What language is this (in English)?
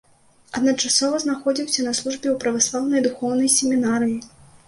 Belarusian